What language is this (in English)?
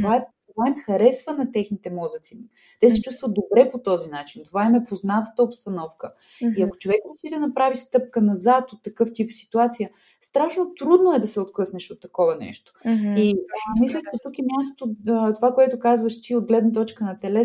Bulgarian